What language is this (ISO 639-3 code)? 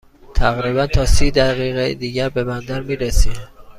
fas